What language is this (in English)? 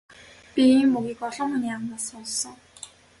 Mongolian